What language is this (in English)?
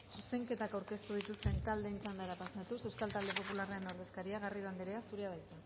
Basque